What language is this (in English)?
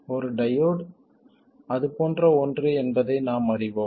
Tamil